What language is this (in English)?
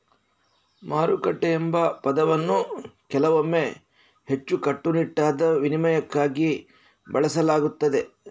Kannada